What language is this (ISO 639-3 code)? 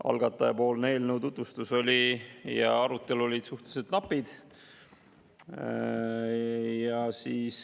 est